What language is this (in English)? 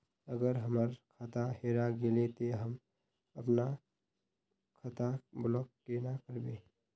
Magahi